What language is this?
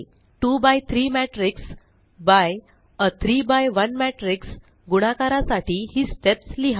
Marathi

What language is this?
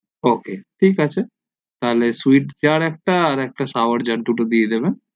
Bangla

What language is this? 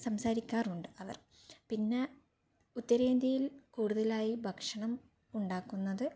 Malayalam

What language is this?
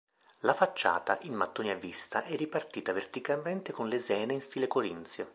Italian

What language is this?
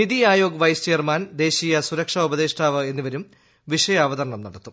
Malayalam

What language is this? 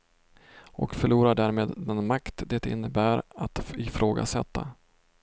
Swedish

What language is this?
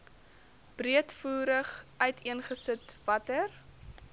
Afrikaans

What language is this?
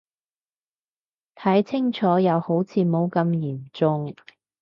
Cantonese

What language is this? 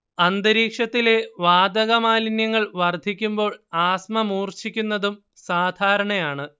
Malayalam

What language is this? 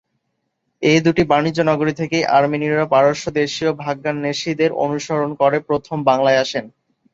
Bangla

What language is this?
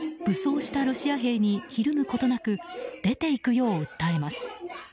Japanese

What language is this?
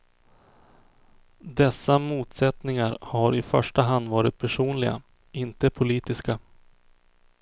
Swedish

